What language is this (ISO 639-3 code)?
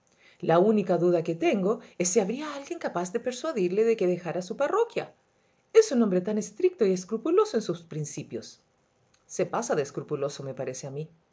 spa